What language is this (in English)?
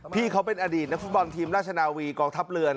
Thai